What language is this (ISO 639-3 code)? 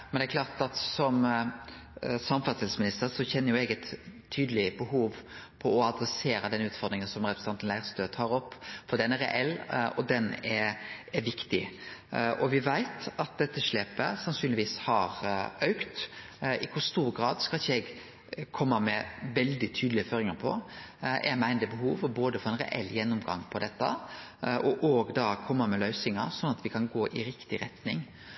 nno